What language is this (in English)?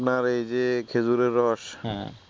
Bangla